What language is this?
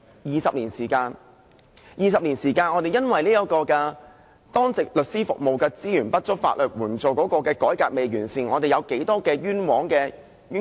Cantonese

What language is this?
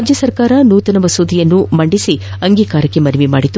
Kannada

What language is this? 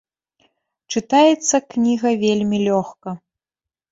Belarusian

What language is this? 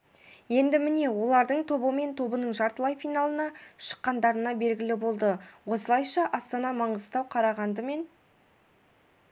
Kazakh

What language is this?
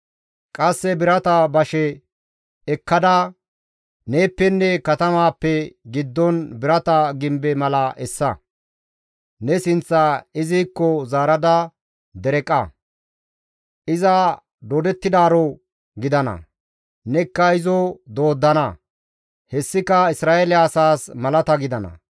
Gamo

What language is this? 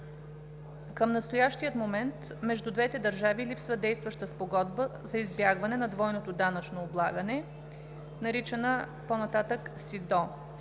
Bulgarian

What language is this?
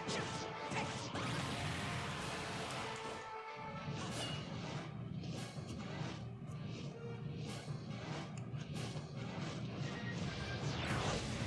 German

